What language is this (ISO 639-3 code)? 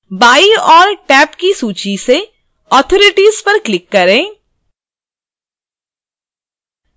hin